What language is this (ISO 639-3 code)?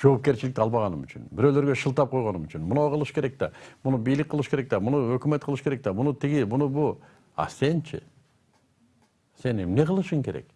kir